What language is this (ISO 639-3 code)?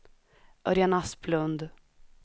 swe